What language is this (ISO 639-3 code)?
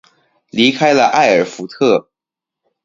zho